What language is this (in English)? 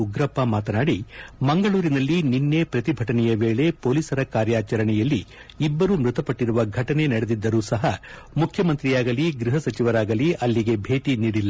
Kannada